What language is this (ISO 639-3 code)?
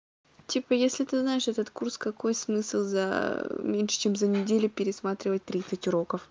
rus